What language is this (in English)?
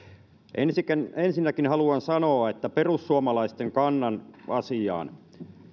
Finnish